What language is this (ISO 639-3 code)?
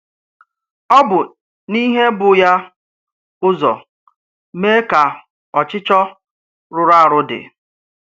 ibo